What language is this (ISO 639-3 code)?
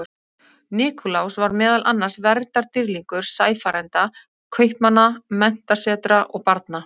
isl